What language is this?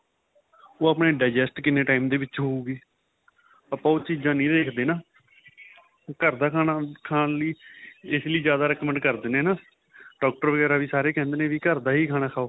Punjabi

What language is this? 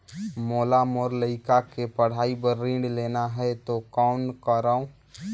Chhattisgarhi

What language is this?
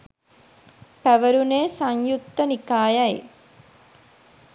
Sinhala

